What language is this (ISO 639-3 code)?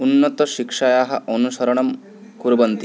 san